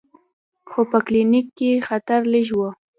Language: Pashto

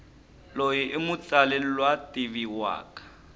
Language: Tsonga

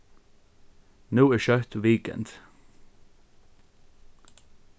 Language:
Faroese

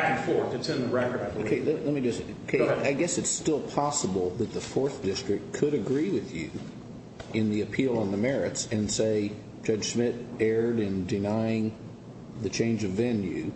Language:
English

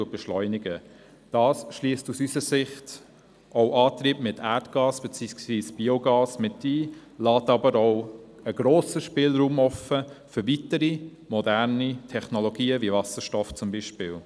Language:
Swiss German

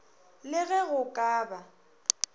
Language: Northern Sotho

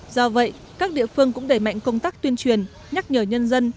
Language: Vietnamese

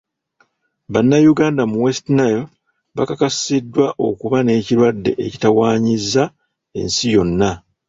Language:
Ganda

